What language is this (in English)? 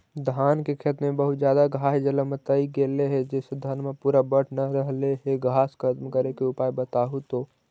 Magahi